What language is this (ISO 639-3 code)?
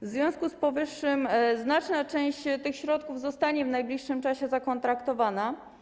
pol